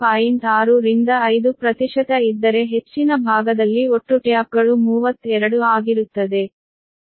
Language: Kannada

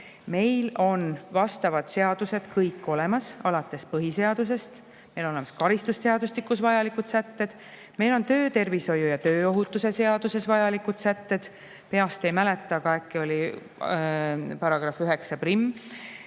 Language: Estonian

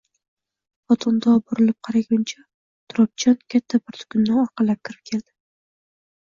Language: Uzbek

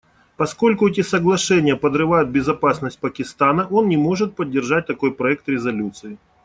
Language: Russian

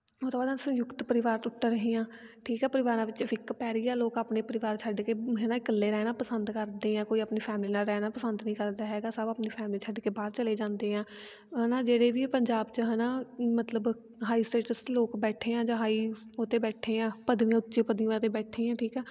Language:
Punjabi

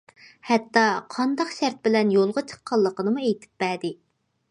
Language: Uyghur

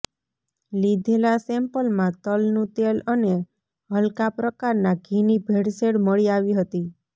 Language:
Gujarati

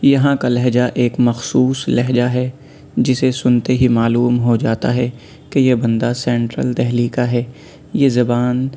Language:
Urdu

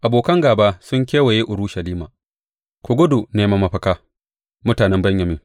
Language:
Hausa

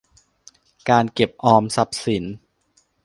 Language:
Thai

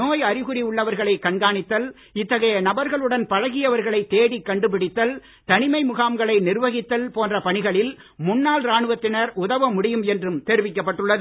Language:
Tamil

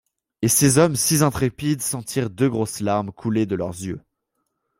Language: French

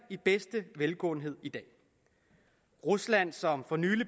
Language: Danish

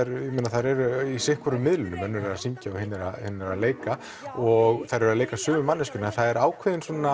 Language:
Icelandic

